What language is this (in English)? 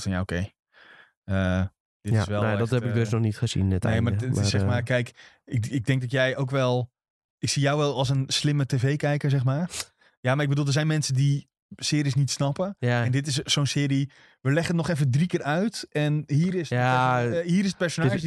Dutch